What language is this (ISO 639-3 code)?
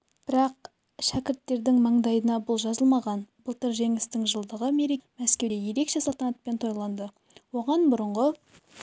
kaz